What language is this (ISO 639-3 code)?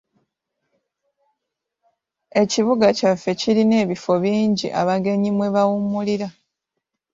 lug